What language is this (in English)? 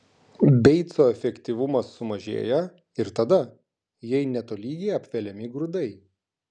Lithuanian